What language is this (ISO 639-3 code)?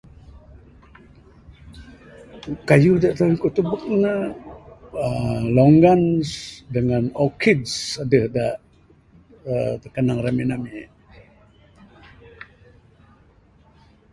sdo